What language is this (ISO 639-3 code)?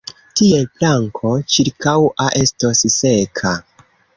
epo